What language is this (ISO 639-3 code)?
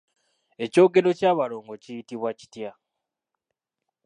lug